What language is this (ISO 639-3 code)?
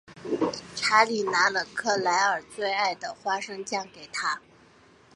zho